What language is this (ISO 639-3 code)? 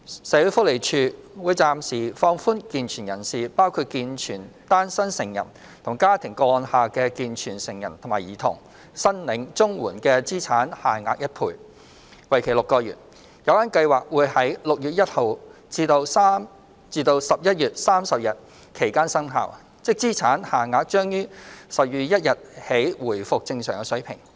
yue